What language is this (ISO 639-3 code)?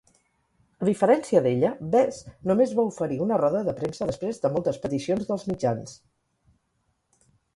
cat